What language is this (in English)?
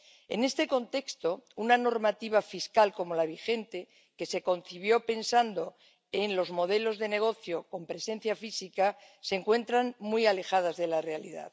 Spanish